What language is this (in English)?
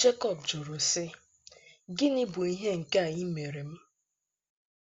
Igbo